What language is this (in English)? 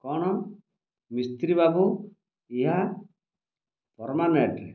Odia